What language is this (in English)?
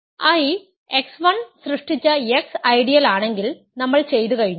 Malayalam